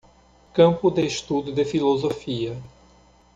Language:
Portuguese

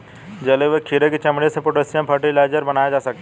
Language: Hindi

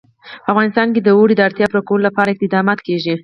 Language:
Pashto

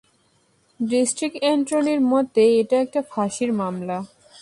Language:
Bangla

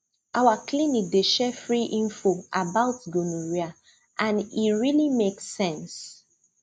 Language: Nigerian Pidgin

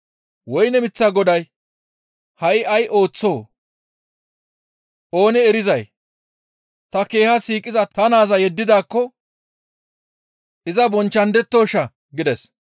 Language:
Gamo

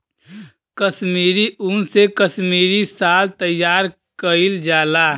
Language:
Bhojpuri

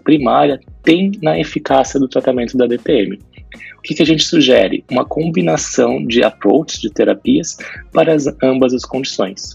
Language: Portuguese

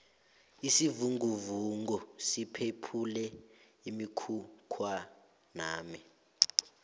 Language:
South Ndebele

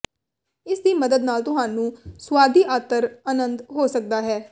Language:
Punjabi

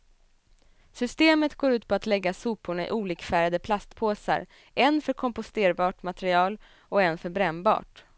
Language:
Swedish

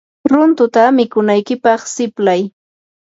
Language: Yanahuanca Pasco Quechua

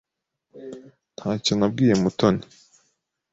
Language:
Kinyarwanda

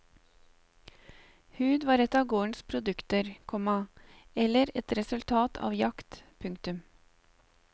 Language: Norwegian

